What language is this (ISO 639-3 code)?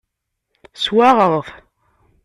kab